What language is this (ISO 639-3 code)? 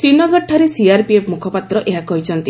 ori